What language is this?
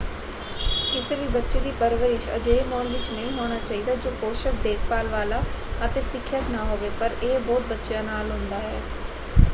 Punjabi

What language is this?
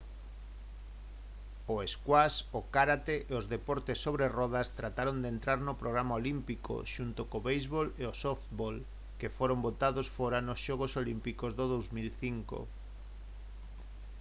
Galician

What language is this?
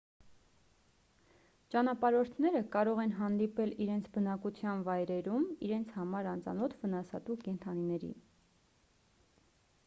Armenian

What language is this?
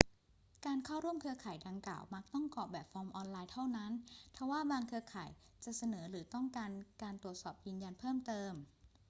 Thai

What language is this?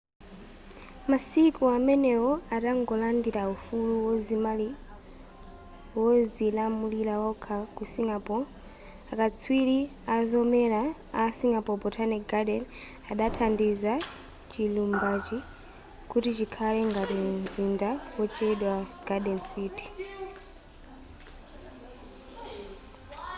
Nyanja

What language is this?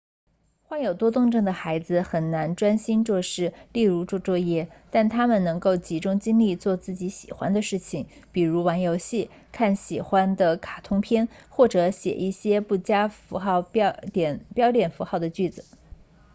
Chinese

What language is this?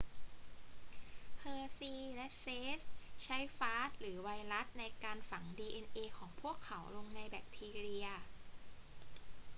Thai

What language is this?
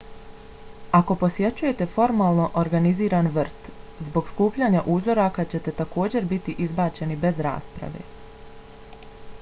Bosnian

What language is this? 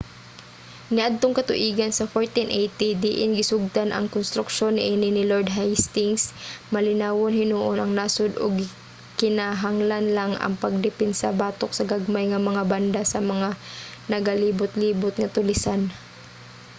Cebuano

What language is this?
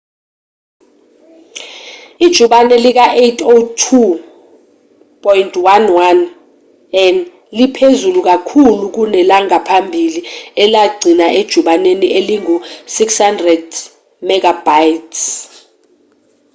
Zulu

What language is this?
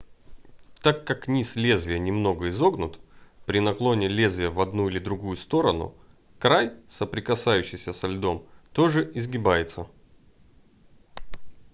Russian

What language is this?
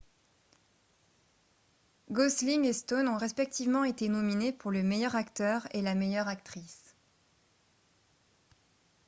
French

